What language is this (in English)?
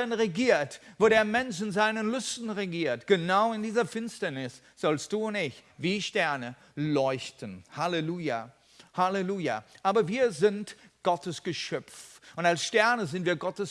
German